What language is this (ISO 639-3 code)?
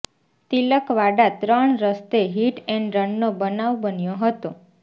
guj